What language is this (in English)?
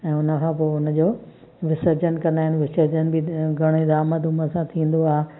Sindhi